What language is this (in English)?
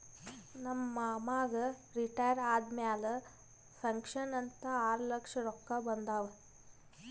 Kannada